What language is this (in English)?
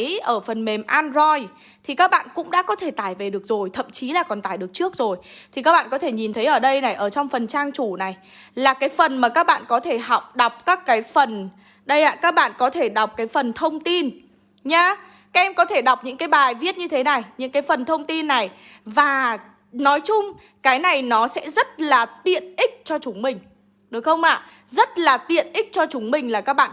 Vietnamese